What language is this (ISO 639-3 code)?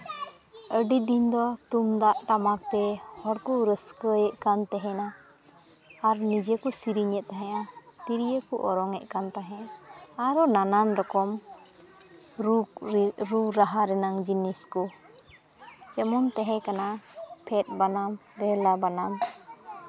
sat